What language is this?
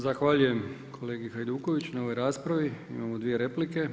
Croatian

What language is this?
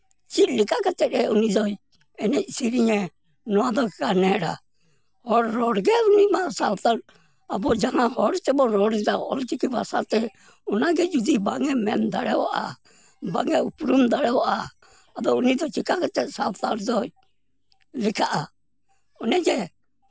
Santali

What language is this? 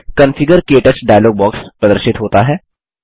Hindi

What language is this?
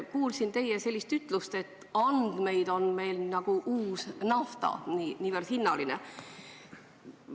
Estonian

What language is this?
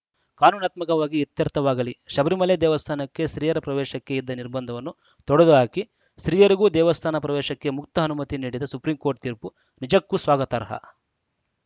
Kannada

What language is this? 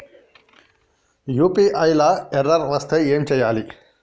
Telugu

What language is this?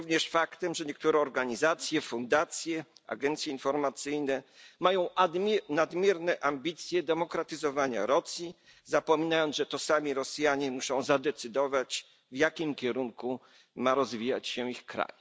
Polish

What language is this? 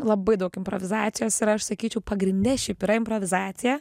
Lithuanian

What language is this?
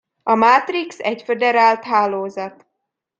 Hungarian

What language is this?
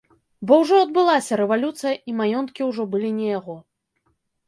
Belarusian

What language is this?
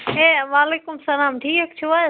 Kashmiri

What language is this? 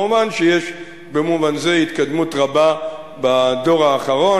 Hebrew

